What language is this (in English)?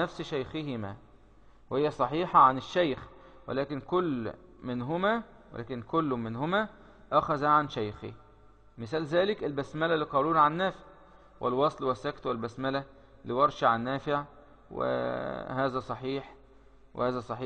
Arabic